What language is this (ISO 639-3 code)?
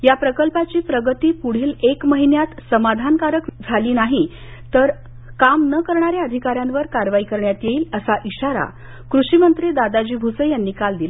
mar